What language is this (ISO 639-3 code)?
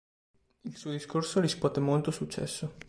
ita